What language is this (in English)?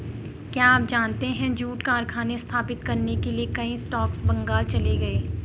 Hindi